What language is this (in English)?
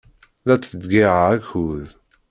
Kabyle